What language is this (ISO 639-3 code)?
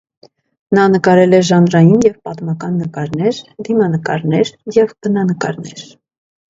hye